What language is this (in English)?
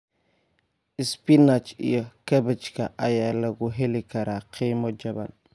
Somali